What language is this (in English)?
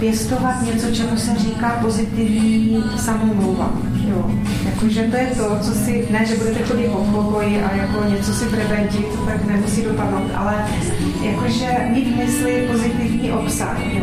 Czech